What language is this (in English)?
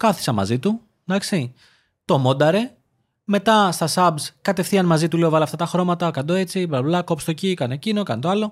Greek